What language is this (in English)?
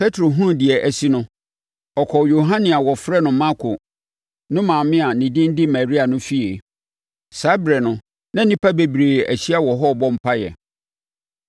Akan